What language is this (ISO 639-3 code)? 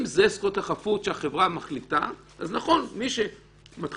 heb